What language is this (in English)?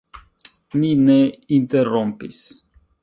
Esperanto